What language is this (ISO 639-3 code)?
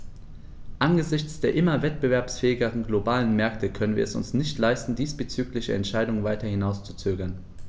deu